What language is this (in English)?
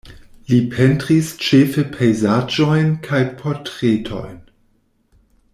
Esperanto